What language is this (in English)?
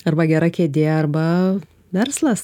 Lithuanian